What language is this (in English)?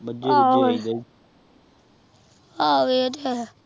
Punjabi